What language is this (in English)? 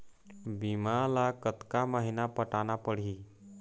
Chhattisgarhi